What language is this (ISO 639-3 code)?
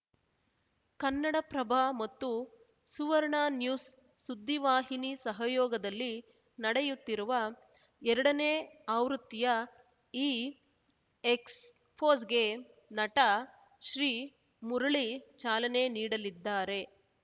kan